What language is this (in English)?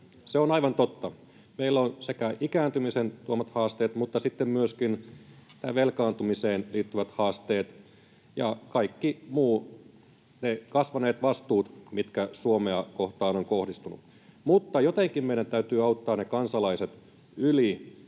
Finnish